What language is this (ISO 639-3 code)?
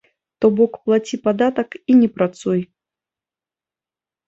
bel